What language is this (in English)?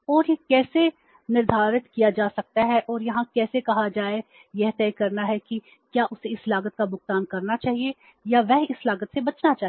Hindi